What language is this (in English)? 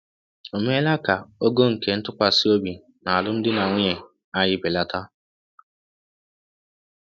Igbo